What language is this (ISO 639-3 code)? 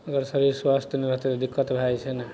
mai